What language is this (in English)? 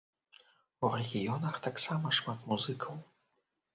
Belarusian